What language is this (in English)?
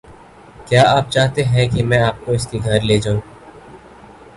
Urdu